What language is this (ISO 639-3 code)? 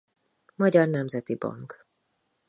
hun